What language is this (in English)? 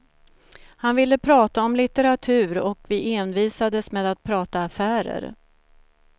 Swedish